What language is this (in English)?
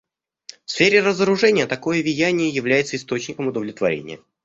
Russian